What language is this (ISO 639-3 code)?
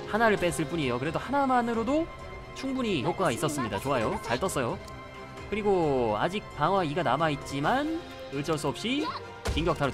kor